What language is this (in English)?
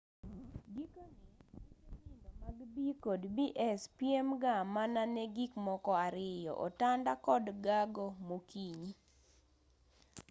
Luo (Kenya and Tanzania)